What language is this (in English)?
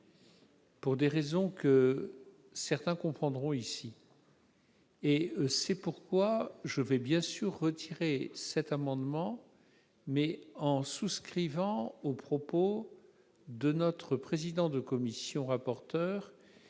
French